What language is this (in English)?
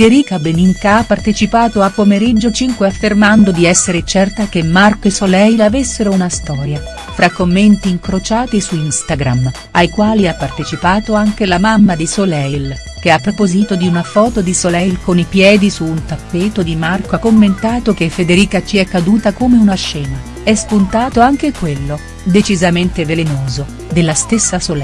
Italian